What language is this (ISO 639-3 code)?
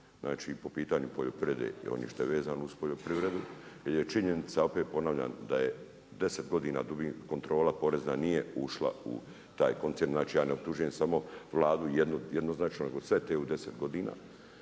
hrv